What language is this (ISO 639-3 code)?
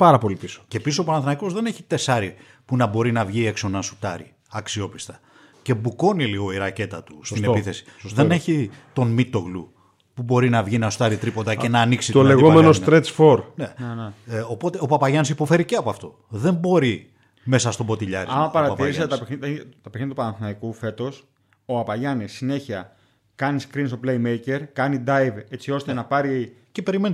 ell